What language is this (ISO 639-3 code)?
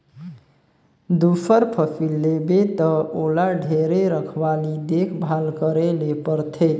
hne